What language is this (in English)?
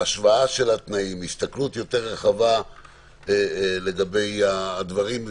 Hebrew